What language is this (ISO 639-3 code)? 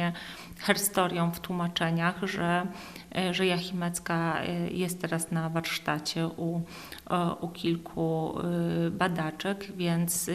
pol